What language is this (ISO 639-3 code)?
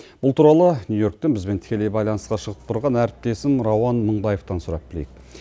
kaz